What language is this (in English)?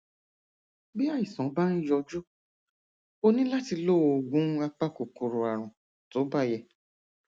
Yoruba